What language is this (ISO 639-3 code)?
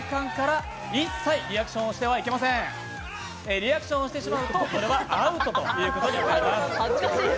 jpn